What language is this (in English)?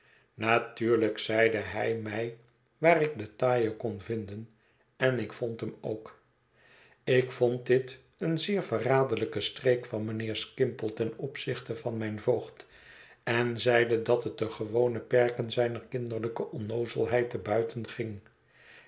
Dutch